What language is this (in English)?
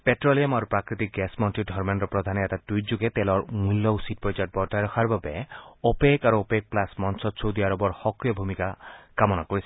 Assamese